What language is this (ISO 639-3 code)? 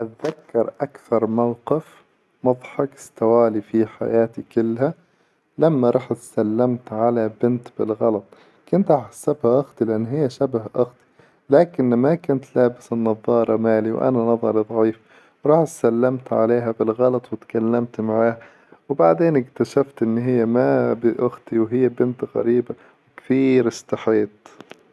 acw